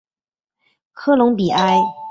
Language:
Chinese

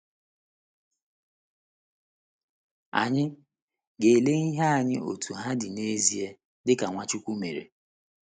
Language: Igbo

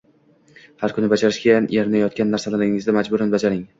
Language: Uzbek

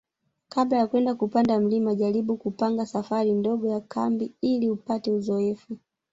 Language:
Swahili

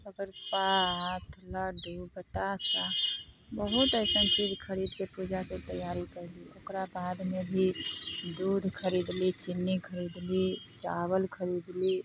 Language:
Maithili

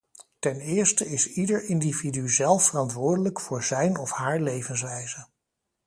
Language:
Dutch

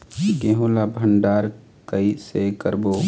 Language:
Chhattisgarhi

